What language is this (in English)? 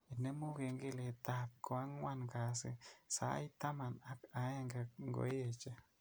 Kalenjin